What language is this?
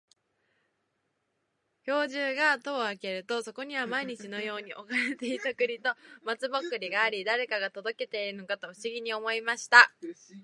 Japanese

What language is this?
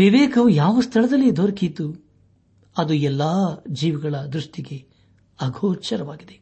Kannada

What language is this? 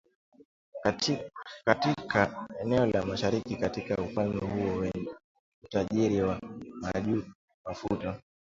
Swahili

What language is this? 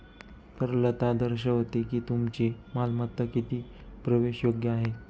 Marathi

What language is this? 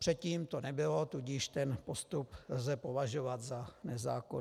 Czech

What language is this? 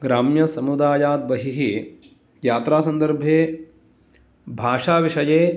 Sanskrit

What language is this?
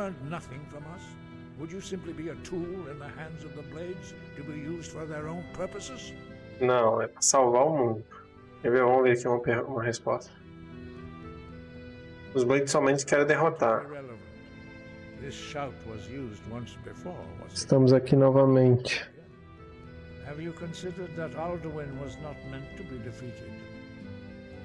Portuguese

